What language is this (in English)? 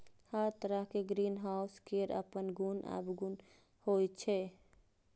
Maithili